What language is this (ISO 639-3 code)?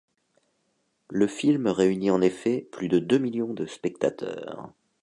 fra